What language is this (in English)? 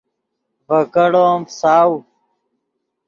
Yidgha